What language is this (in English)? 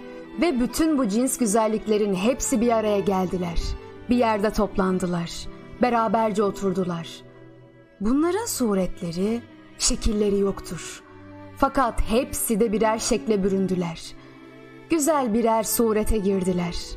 Turkish